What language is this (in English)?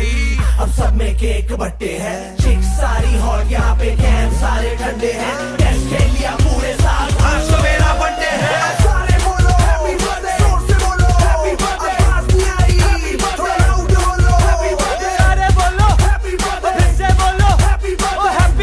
Danish